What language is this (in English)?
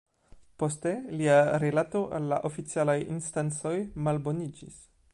Esperanto